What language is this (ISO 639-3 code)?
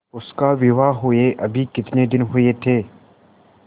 hin